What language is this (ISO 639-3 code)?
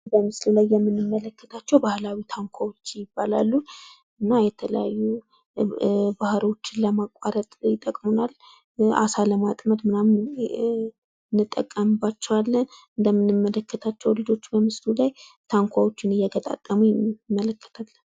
amh